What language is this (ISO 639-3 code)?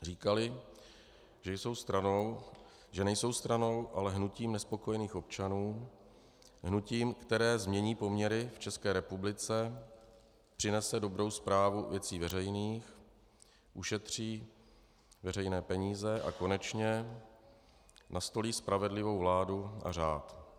ces